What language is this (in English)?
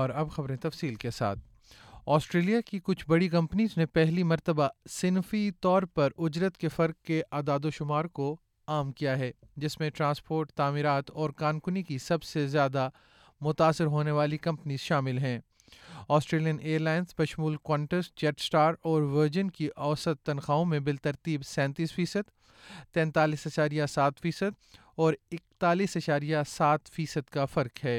Urdu